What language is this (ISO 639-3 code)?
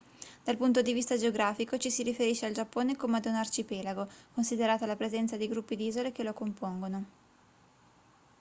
ita